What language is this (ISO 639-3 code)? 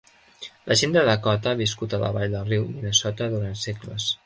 cat